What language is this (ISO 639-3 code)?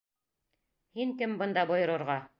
bak